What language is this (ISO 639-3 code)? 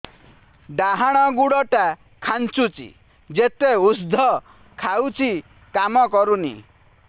ori